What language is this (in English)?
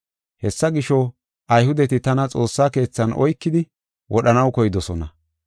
Gofa